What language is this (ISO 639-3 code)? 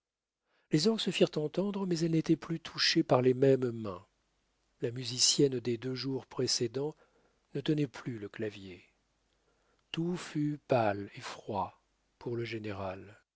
fra